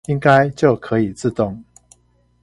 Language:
Chinese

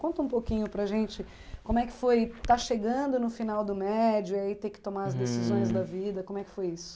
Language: Portuguese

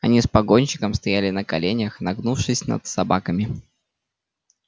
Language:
Russian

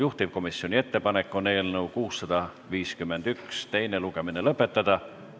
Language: Estonian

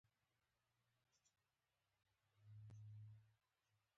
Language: Pashto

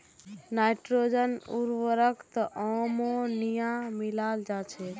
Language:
Magahi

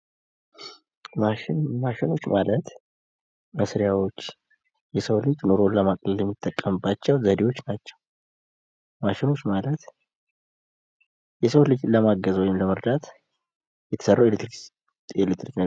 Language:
Amharic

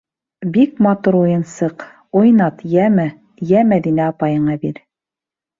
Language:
Bashkir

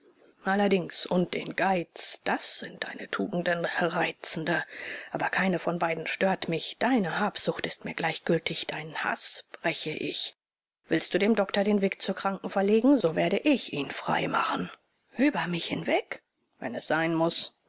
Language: German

